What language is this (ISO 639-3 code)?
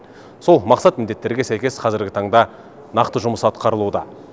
kaz